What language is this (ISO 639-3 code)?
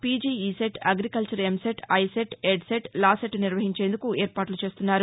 tel